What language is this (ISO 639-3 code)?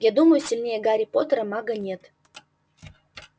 rus